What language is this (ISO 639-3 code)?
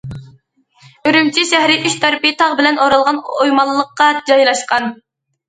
uig